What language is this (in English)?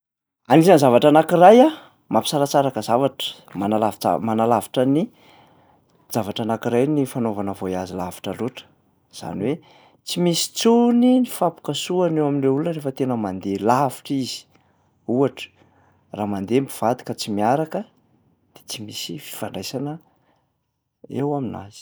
Malagasy